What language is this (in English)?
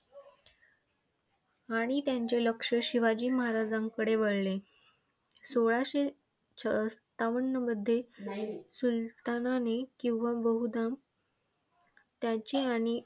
Marathi